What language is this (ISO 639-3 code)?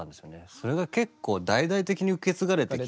jpn